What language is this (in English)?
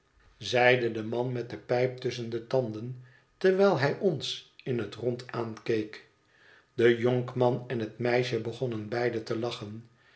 Dutch